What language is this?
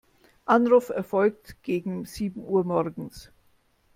German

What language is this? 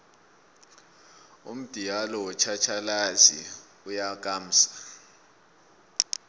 South Ndebele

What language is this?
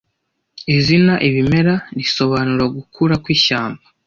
Kinyarwanda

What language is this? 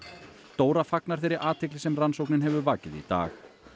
Icelandic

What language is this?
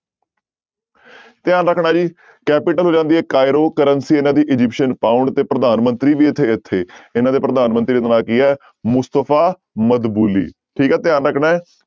Punjabi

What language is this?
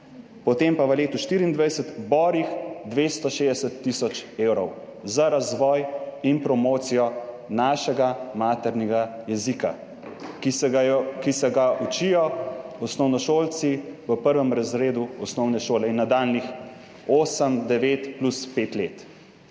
Slovenian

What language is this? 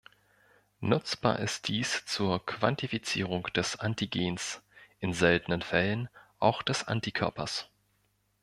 German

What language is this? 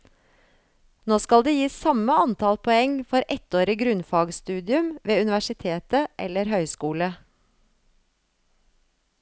Norwegian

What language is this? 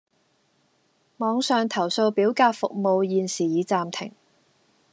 Cantonese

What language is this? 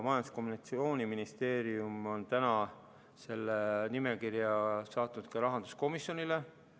Estonian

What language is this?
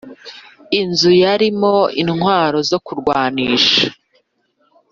Kinyarwanda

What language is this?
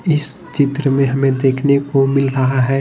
Hindi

